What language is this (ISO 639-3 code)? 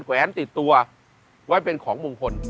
tha